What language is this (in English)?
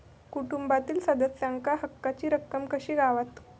Marathi